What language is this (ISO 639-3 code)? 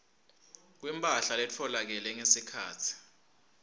ssw